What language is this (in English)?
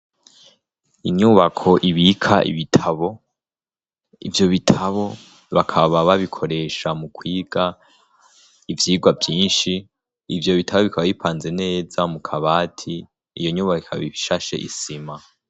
Rundi